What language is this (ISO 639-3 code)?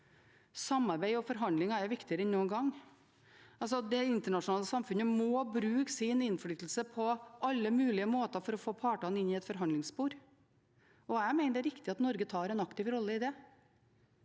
nor